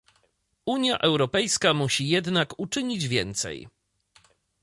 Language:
Polish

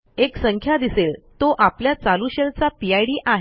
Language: Marathi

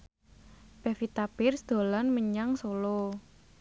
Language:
Javanese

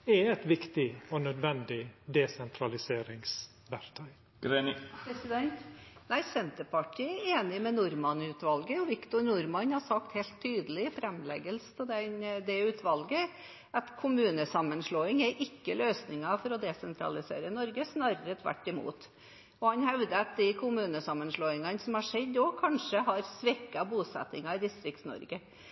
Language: Norwegian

